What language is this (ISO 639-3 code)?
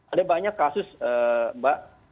ind